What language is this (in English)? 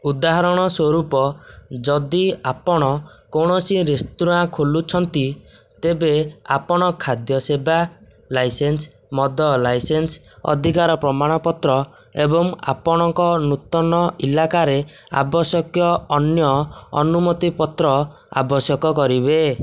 Odia